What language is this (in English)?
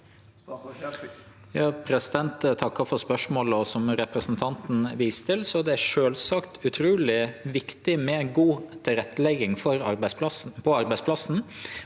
Norwegian